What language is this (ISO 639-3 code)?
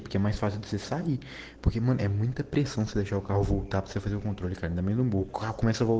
rus